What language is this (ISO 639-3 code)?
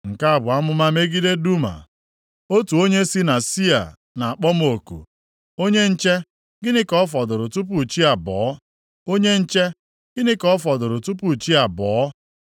ibo